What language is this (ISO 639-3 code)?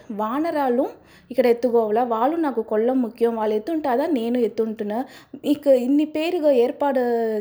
tel